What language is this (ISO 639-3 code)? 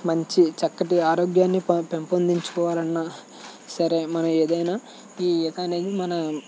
tel